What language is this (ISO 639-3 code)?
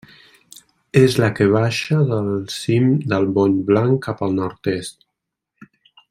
cat